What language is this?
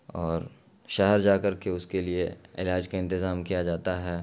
Urdu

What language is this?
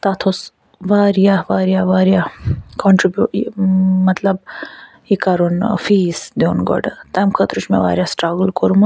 Kashmiri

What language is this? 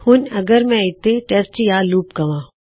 Punjabi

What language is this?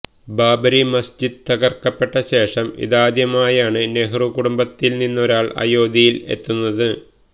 Malayalam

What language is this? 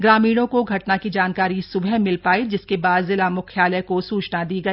Hindi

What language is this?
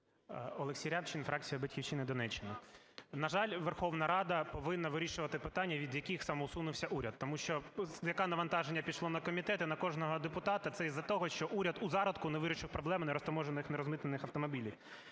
Ukrainian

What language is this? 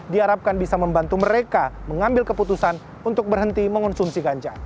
Indonesian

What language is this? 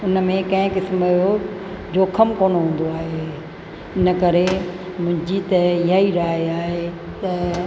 Sindhi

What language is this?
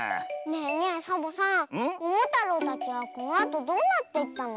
Japanese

